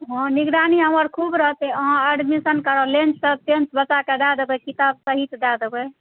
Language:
Maithili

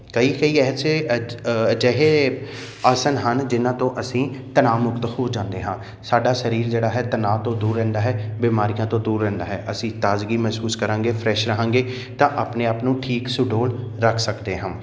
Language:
Punjabi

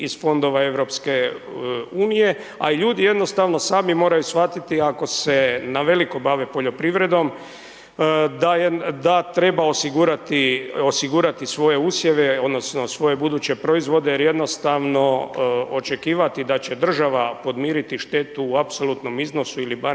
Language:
Croatian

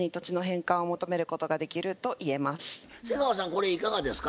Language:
Japanese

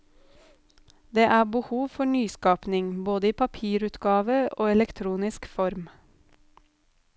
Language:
Norwegian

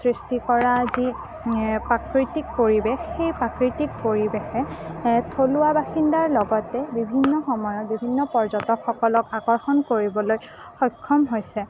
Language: Assamese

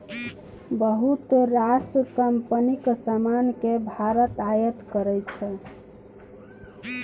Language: Maithili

